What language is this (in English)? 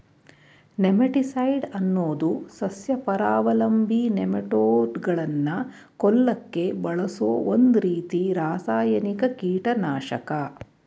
Kannada